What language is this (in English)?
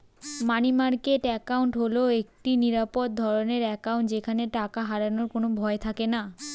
Bangla